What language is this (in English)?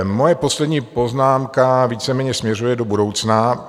Czech